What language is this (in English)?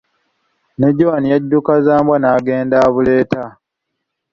Ganda